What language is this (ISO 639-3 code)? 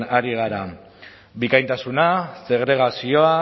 eus